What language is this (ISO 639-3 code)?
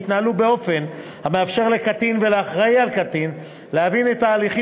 heb